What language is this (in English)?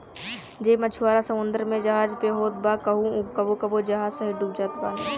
Bhojpuri